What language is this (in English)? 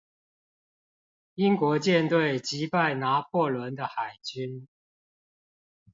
Chinese